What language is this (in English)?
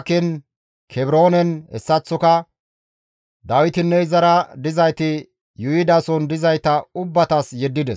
Gamo